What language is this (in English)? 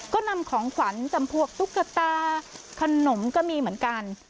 Thai